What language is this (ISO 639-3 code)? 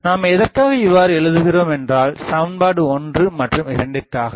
tam